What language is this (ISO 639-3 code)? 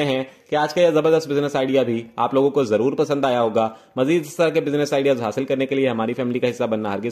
hin